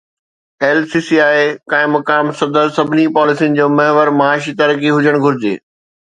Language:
Sindhi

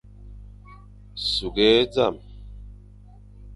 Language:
Fang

